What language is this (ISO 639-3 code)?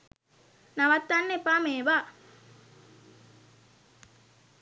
sin